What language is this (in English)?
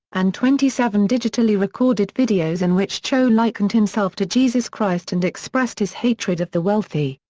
English